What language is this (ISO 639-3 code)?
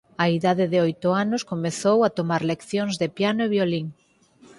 glg